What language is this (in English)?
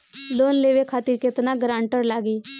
Bhojpuri